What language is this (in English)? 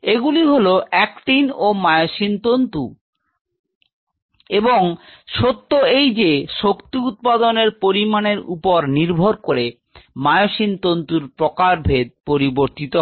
Bangla